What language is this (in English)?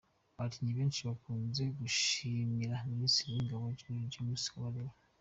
Kinyarwanda